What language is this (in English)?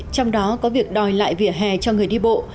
Vietnamese